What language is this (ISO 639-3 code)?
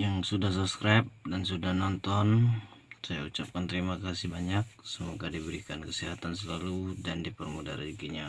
ind